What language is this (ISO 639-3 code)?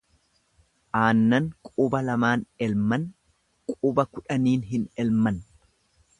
orm